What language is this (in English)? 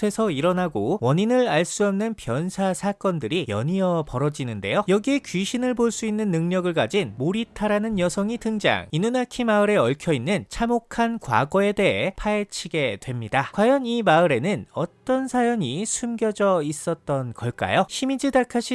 Korean